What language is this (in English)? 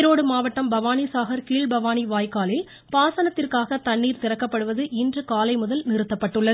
Tamil